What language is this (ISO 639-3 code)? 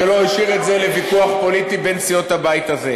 heb